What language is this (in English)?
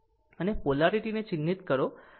Gujarati